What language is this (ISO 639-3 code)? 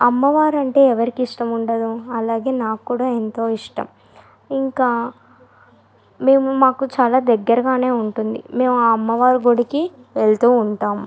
tel